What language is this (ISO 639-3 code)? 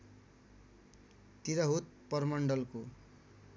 nep